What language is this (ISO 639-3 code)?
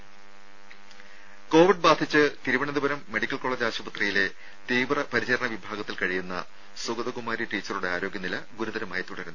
mal